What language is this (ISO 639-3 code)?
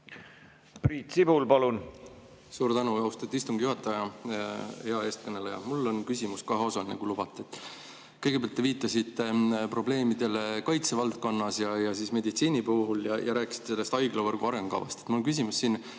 est